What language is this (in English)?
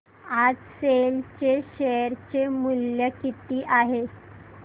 Marathi